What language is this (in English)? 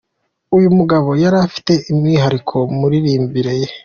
Kinyarwanda